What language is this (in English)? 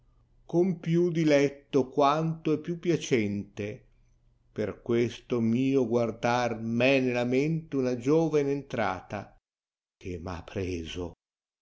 Italian